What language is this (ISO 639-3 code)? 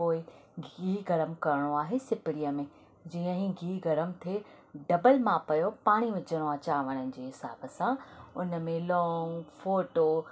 snd